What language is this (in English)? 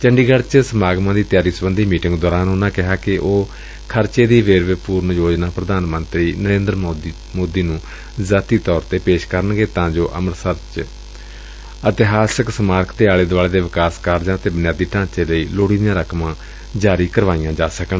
Punjabi